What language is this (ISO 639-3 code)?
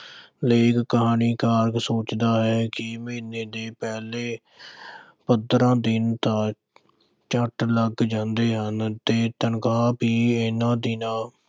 pan